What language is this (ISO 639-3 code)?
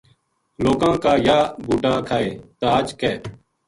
gju